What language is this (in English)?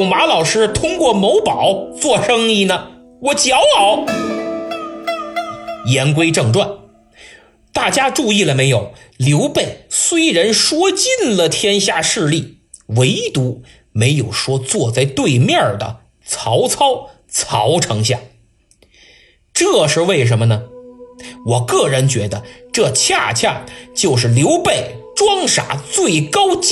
Chinese